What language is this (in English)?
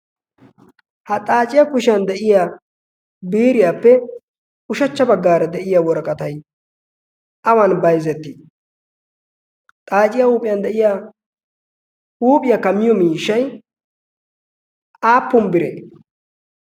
Wolaytta